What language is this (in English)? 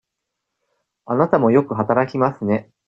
Japanese